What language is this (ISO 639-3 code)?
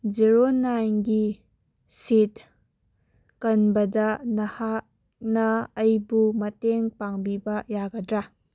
mni